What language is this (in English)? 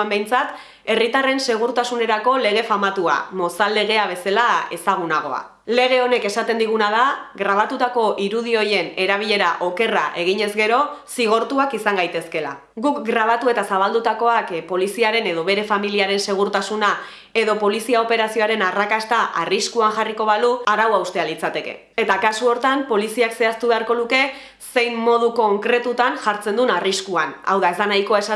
Basque